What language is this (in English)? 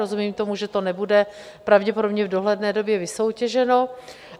Czech